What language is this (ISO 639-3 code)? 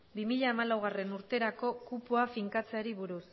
eus